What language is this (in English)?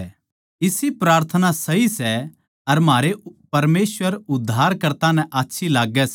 Haryanvi